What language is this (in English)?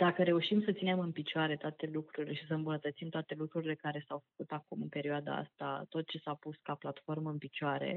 Romanian